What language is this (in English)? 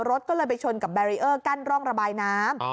Thai